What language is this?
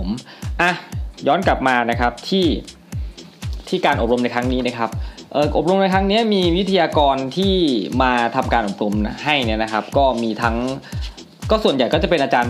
Thai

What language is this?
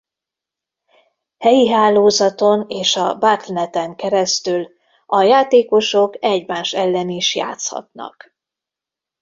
Hungarian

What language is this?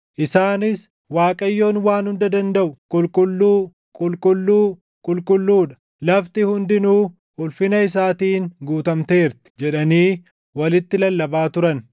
Oromo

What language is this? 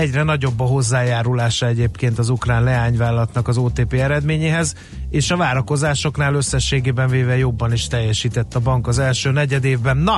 Hungarian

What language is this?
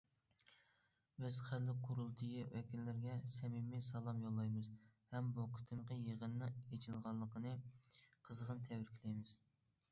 Uyghur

